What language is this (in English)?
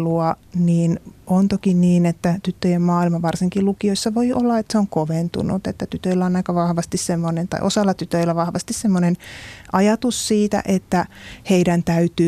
Finnish